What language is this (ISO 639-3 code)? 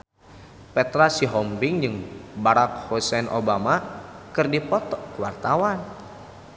sun